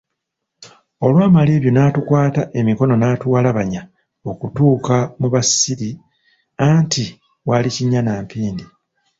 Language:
Ganda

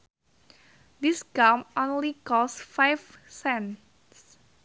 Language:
Sundanese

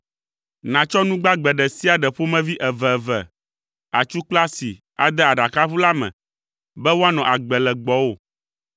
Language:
Ewe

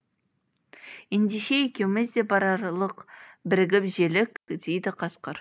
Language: Kazakh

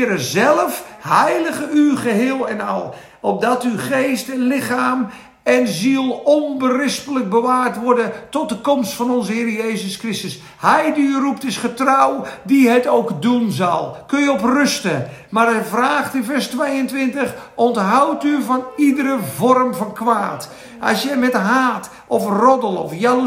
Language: Dutch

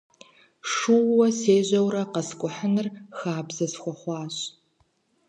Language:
Kabardian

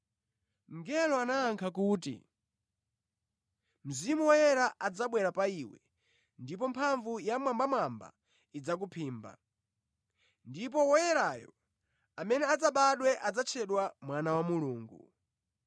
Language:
Nyanja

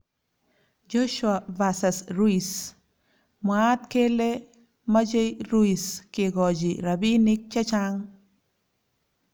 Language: Kalenjin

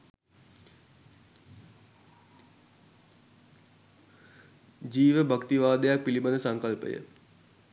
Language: Sinhala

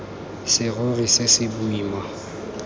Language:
Tswana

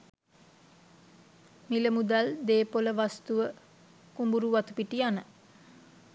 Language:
Sinhala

